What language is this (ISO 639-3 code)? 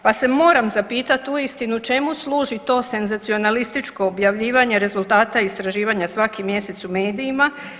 hrv